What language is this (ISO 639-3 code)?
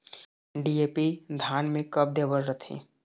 hne